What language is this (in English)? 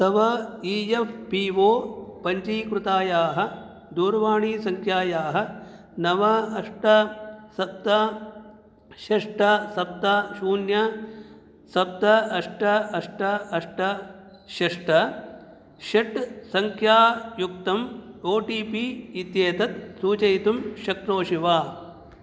Sanskrit